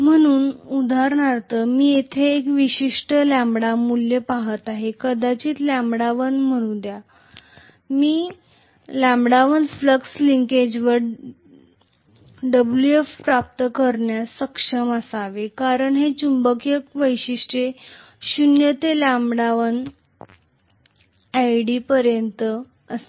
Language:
Marathi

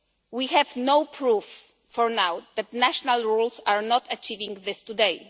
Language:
English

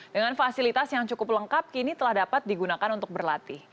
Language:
Indonesian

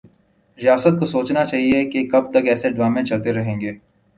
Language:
Urdu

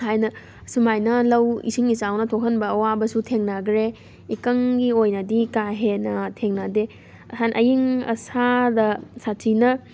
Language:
Manipuri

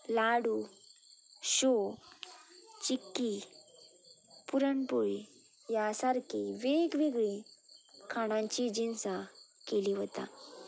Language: Konkani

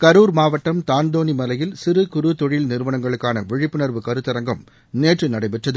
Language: Tamil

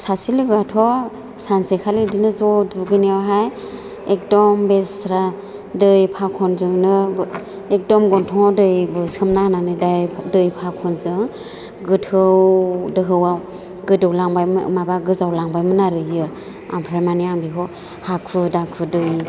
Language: Bodo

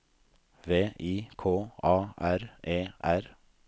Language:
Norwegian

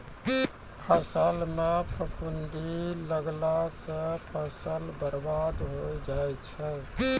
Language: Maithili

